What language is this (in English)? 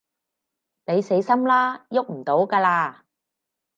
Cantonese